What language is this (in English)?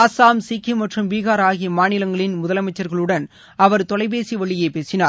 Tamil